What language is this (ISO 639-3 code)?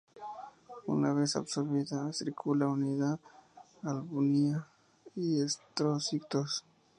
spa